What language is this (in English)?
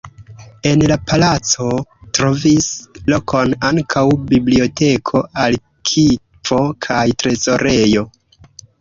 Esperanto